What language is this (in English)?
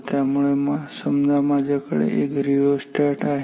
Marathi